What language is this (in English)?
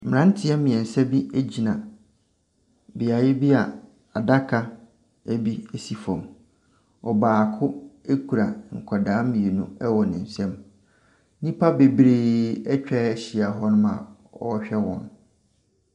Akan